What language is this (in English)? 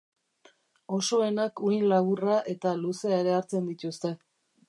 Basque